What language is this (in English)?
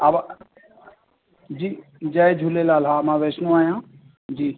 Sindhi